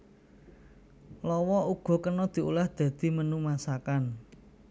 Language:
Javanese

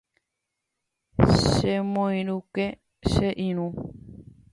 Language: Guarani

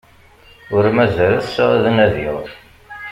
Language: Kabyle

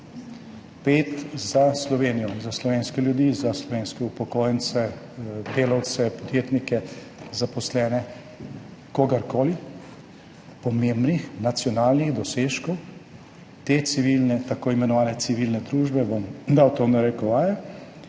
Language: Slovenian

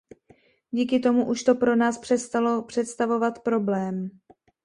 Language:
Czech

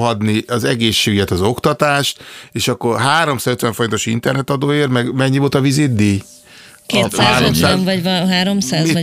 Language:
Hungarian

